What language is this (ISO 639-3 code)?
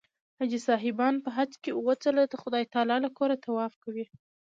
pus